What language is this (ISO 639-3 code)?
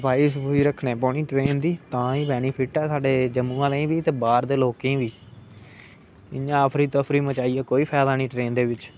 doi